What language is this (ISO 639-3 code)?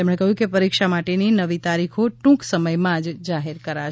guj